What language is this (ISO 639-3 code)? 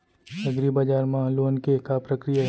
hne